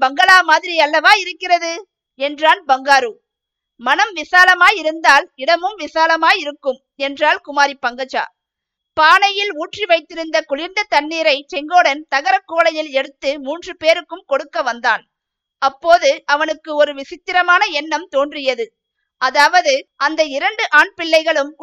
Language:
Tamil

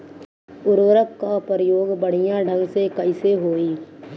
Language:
Bhojpuri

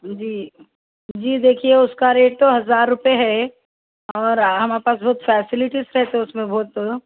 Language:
Urdu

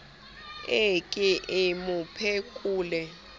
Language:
Southern Sotho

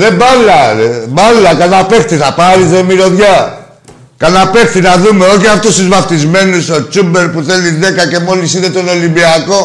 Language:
Greek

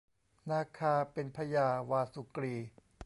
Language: Thai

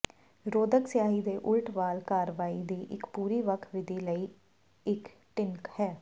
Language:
Punjabi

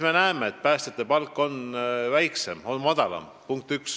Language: Estonian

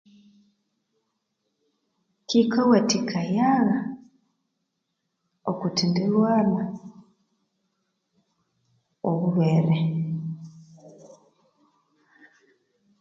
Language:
Konzo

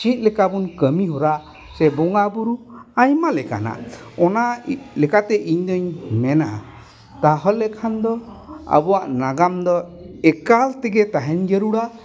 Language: Santali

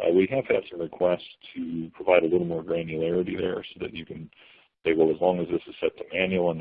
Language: English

